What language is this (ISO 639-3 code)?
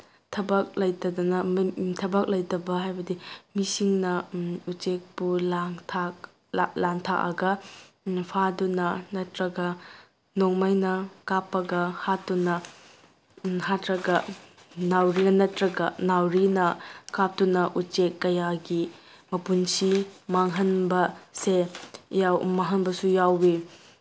mni